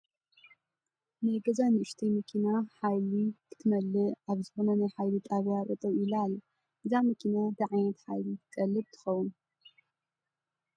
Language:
Tigrinya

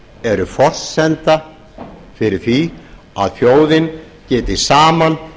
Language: Icelandic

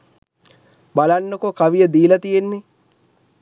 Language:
Sinhala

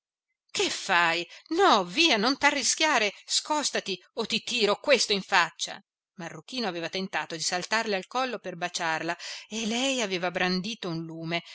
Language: Italian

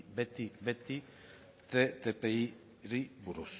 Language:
Basque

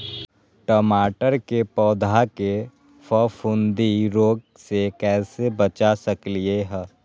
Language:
Magahi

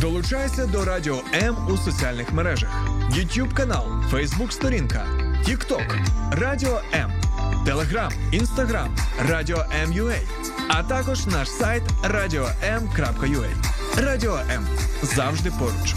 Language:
Ukrainian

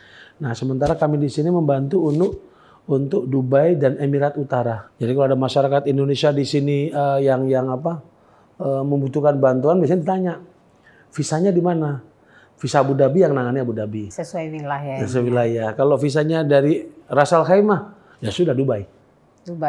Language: Indonesian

